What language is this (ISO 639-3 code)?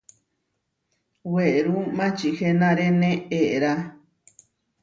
var